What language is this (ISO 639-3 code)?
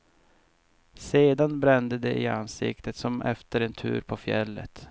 swe